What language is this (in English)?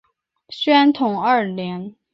Chinese